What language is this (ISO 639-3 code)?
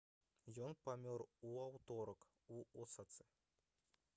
bel